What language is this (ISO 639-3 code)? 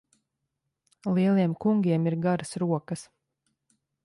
lav